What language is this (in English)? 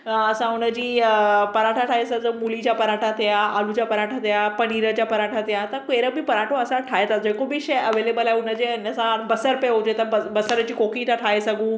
Sindhi